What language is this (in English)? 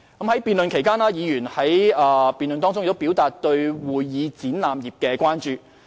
Cantonese